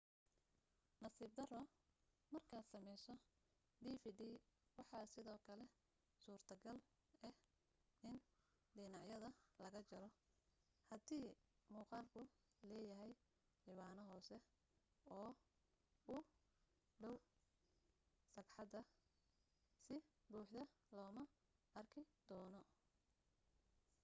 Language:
Somali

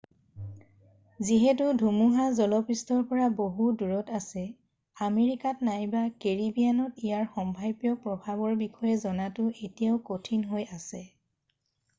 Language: Assamese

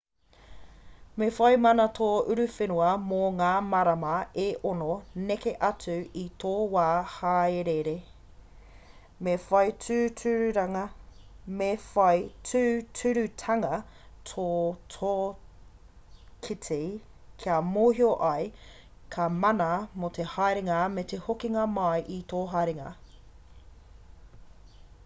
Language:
Māori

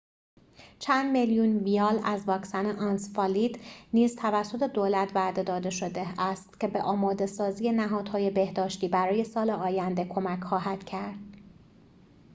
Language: Persian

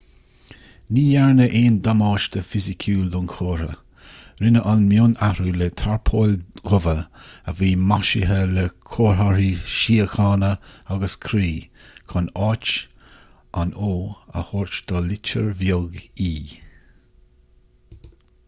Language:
Irish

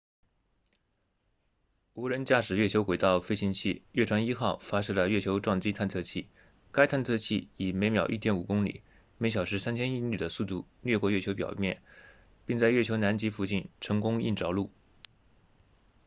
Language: Chinese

